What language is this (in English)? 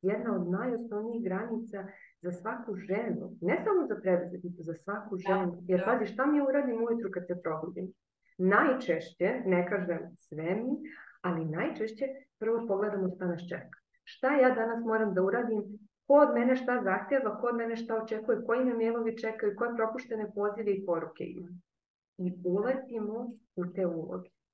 Croatian